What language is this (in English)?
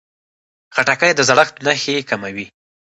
Pashto